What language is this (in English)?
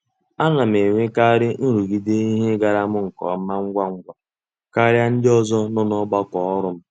Igbo